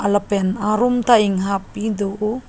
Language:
Karbi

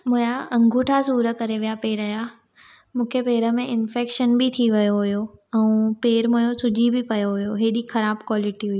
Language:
Sindhi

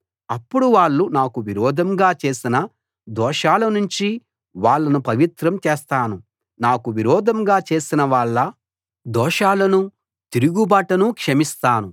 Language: Telugu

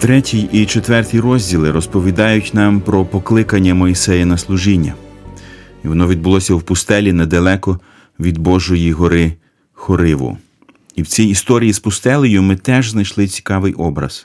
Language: Ukrainian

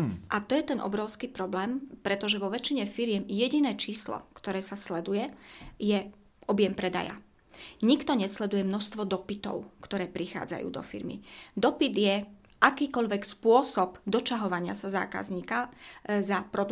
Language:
Slovak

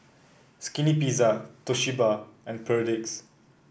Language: English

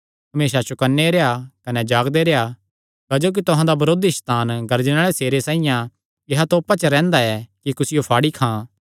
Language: Kangri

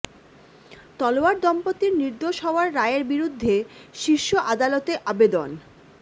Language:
Bangla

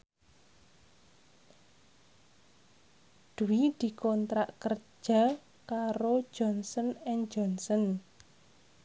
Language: Javanese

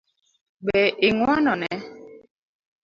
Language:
Luo (Kenya and Tanzania)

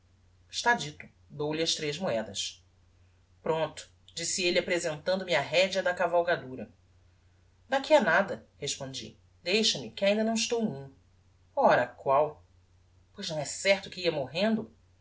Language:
Portuguese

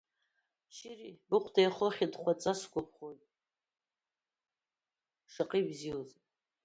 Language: Abkhazian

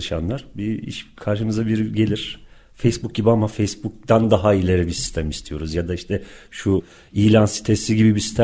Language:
Turkish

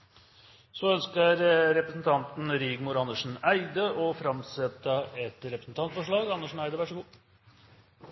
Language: Norwegian Nynorsk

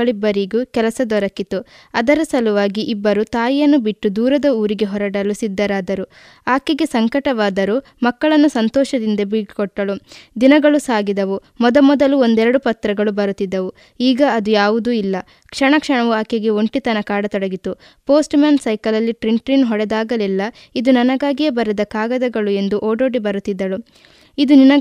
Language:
Kannada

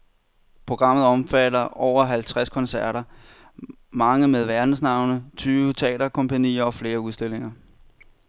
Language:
Danish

